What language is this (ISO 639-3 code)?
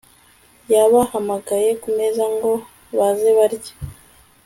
kin